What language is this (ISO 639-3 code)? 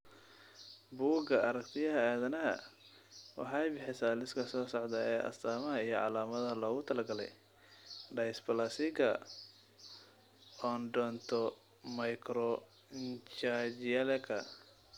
som